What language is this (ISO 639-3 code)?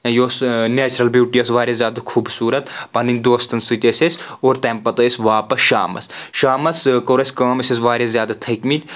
kas